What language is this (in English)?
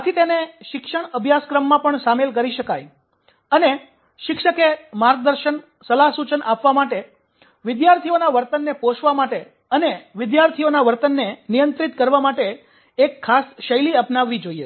Gujarati